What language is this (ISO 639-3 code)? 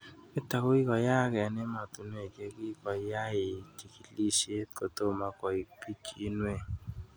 kln